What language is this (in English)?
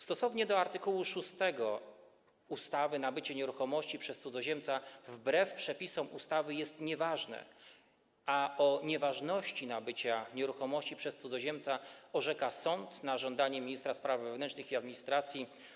Polish